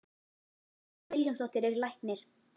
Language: Icelandic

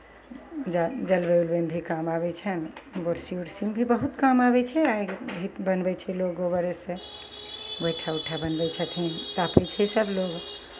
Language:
Maithili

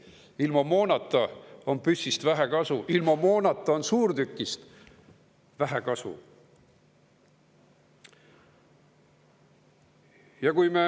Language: Estonian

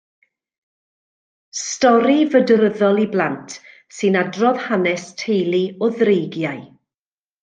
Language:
Welsh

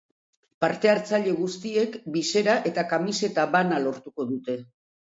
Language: Basque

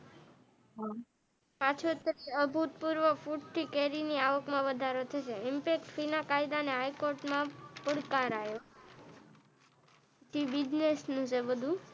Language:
Gujarati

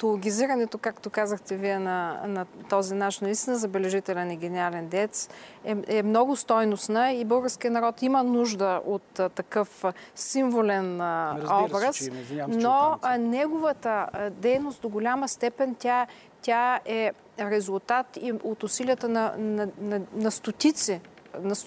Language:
Bulgarian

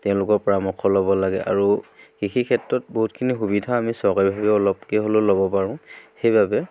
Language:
Assamese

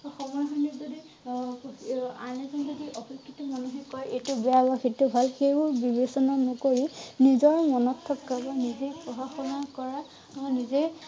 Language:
Assamese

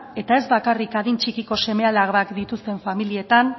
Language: Basque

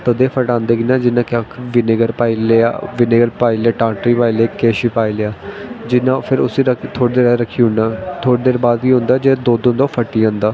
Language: Dogri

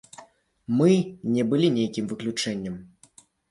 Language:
Belarusian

